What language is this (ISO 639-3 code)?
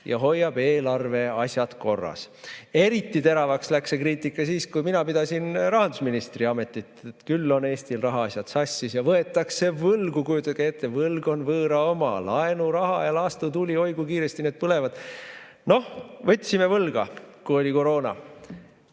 est